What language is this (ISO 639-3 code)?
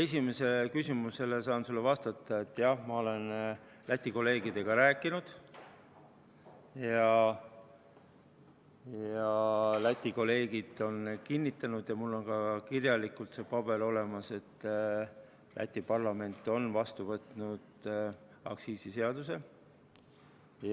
est